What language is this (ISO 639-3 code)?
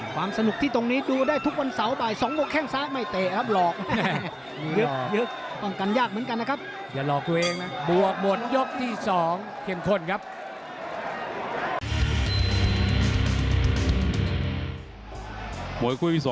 tha